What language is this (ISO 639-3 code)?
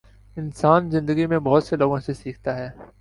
urd